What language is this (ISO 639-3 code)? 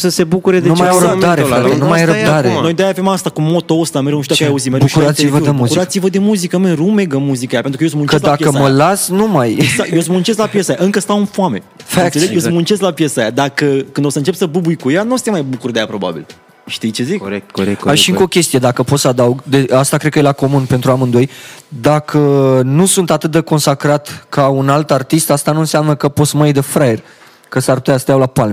ron